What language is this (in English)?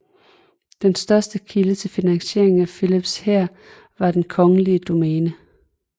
Danish